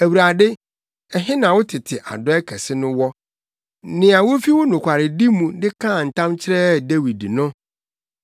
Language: Akan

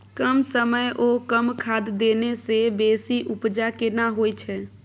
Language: Maithili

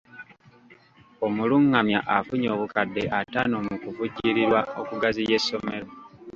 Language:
Ganda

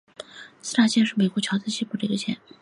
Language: Chinese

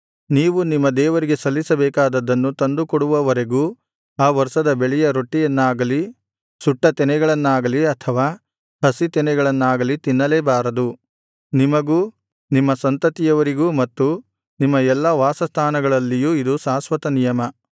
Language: Kannada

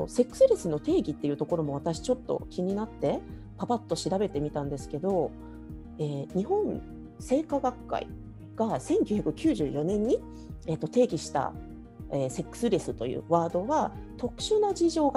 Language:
Japanese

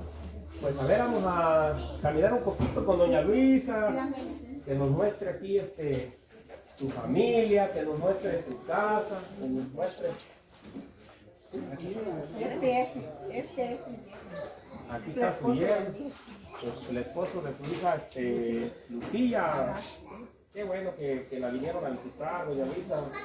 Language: Spanish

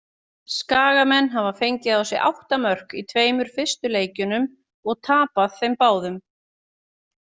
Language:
Icelandic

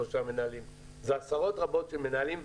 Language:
Hebrew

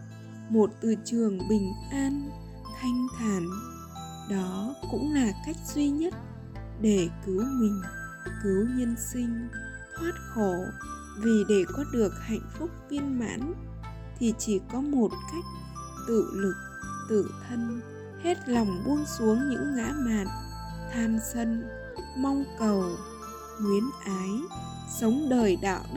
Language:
Vietnamese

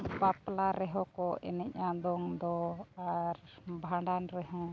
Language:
Santali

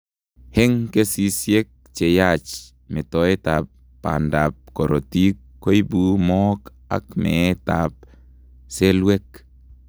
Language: Kalenjin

